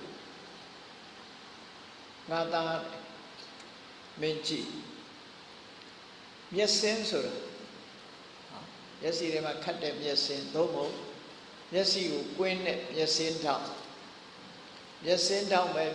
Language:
Vietnamese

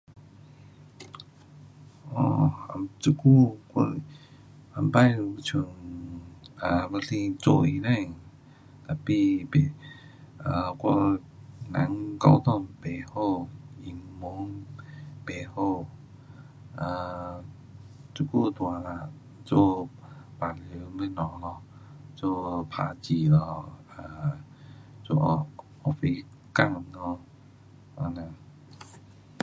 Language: Pu-Xian Chinese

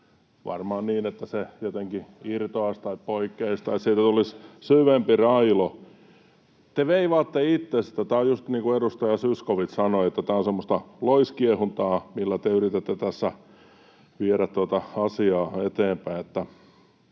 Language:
Finnish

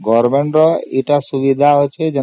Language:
Odia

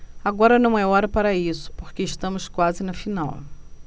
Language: Portuguese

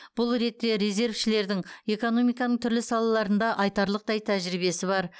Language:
Kazakh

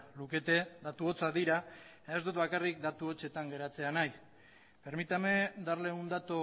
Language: Basque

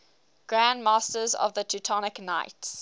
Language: English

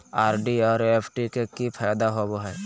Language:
Magahi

